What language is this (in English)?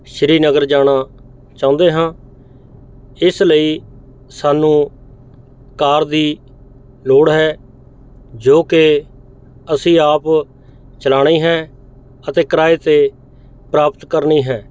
Punjabi